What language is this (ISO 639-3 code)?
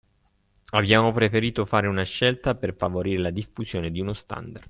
ita